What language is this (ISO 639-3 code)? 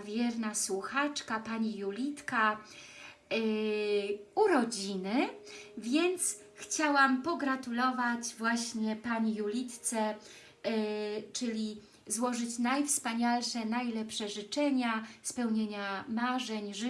pol